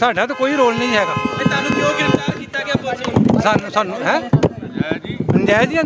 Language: Punjabi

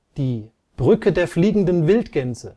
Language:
German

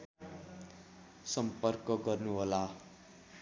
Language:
Nepali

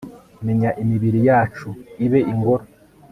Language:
Kinyarwanda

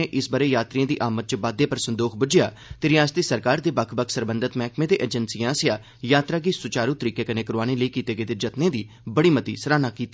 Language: Dogri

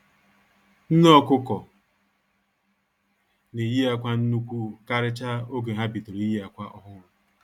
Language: Igbo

